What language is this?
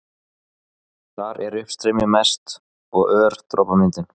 Icelandic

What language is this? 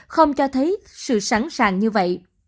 Vietnamese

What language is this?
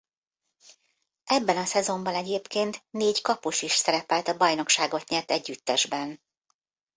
Hungarian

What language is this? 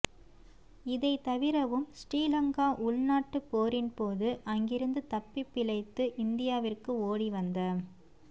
Tamil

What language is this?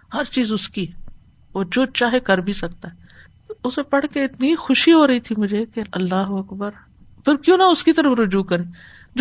Urdu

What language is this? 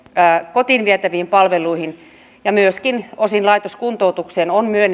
Finnish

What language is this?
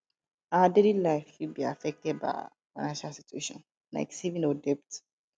Nigerian Pidgin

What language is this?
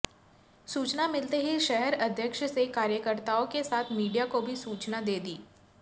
Hindi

